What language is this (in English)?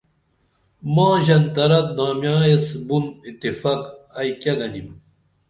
Dameli